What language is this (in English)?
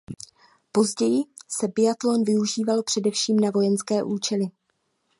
Czech